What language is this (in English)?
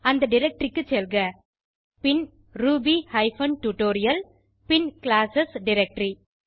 Tamil